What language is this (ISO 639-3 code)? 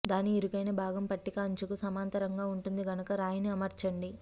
tel